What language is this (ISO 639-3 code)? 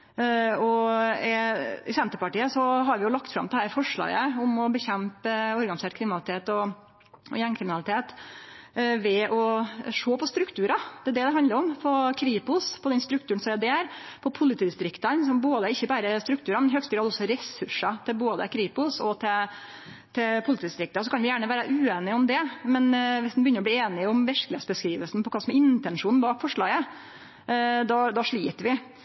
nno